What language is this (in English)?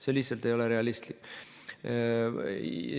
Estonian